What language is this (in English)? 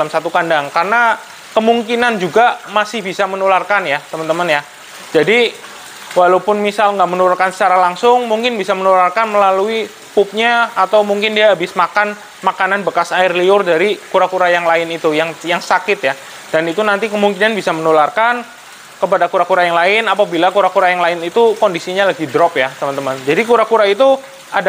Indonesian